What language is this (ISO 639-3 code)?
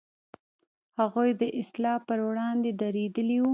pus